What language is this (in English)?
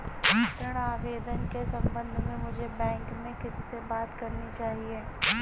Hindi